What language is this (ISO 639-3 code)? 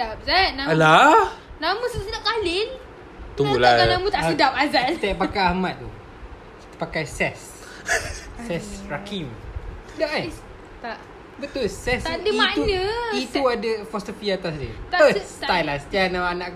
msa